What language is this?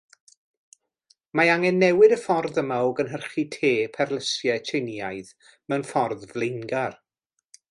Welsh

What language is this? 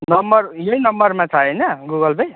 Nepali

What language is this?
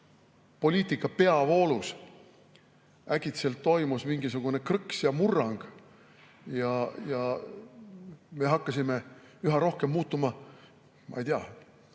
Estonian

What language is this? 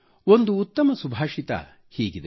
Kannada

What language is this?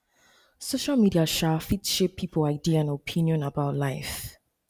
Nigerian Pidgin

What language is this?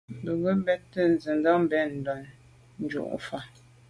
Medumba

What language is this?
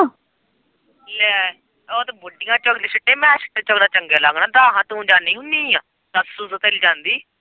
Punjabi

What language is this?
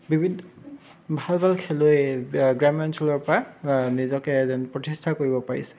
Assamese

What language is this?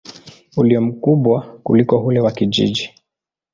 Swahili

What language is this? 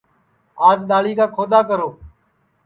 Sansi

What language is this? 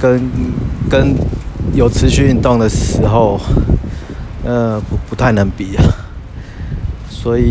Chinese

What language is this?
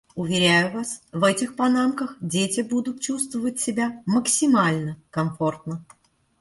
Russian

